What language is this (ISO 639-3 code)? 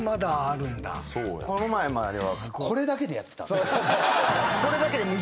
jpn